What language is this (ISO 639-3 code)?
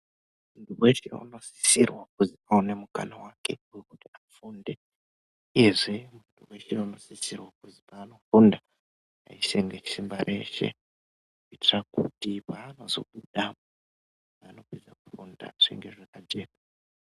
ndc